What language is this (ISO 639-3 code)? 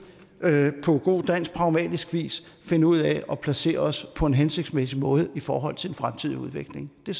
dan